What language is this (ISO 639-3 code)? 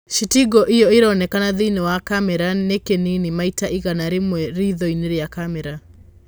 kik